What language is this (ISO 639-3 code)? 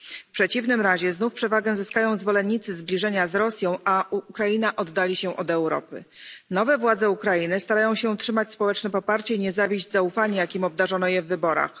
pol